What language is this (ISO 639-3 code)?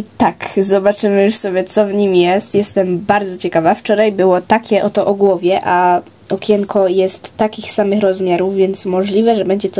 pol